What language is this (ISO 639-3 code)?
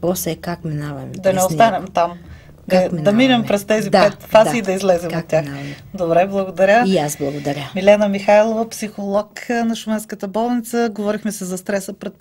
bul